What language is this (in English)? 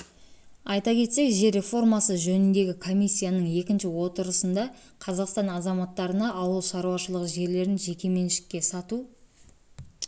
Kazakh